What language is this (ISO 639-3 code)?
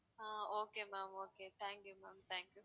tam